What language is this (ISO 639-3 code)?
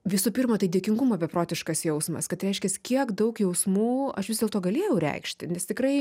lit